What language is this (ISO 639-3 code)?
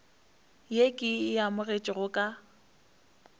nso